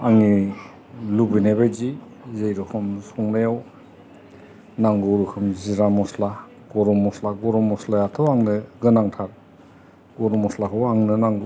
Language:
Bodo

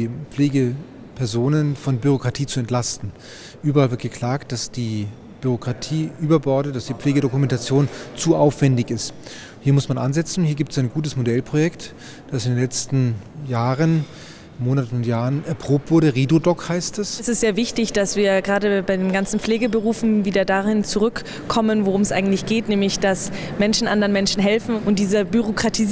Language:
German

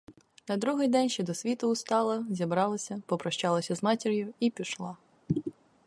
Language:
Ukrainian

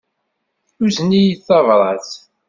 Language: Kabyle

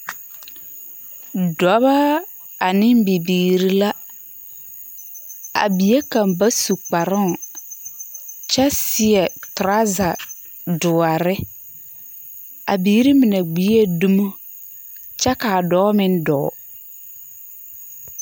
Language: Southern Dagaare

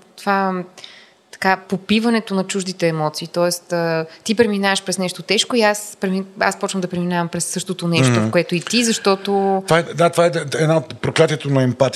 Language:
Bulgarian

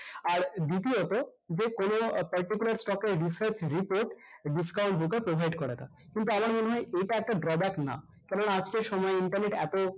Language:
Bangla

